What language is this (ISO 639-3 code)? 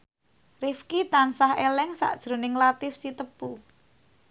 jav